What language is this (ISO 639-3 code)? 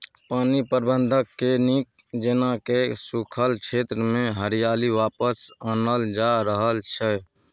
mai